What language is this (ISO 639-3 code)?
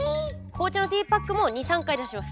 jpn